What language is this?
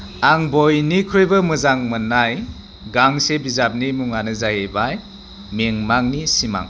Bodo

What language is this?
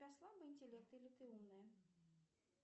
Russian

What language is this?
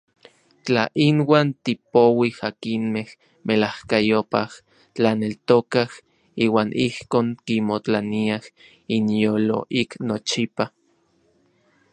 Orizaba Nahuatl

